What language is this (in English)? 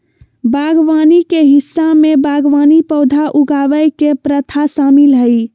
Magahi